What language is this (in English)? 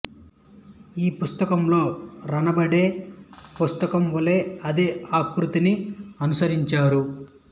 Telugu